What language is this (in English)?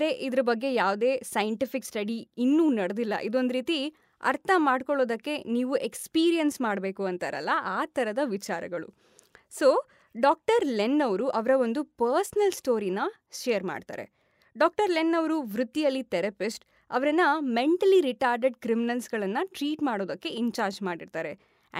Kannada